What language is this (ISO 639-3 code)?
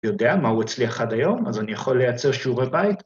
heb